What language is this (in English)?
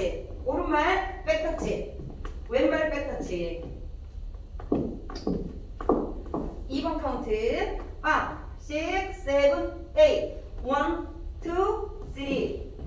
Korean